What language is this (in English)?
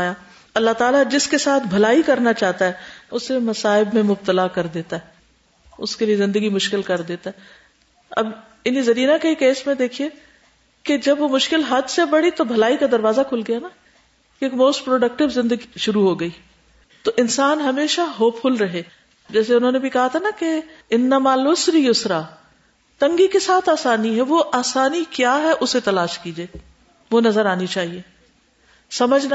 Urdu